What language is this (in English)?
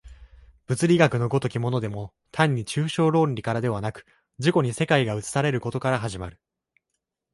Japanese